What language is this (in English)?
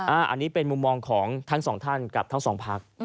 Thai